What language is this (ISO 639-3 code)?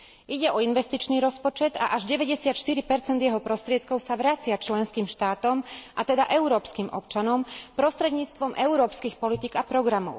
slk